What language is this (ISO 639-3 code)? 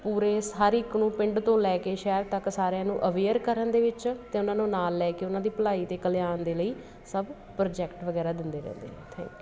pan